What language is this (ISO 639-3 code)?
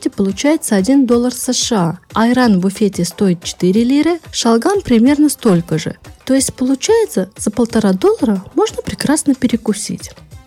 rus